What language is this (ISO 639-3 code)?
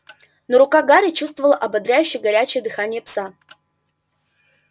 rus